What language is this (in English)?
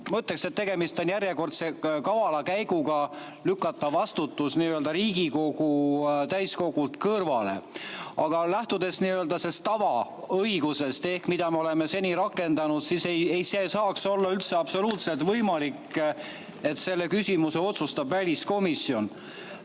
Estonian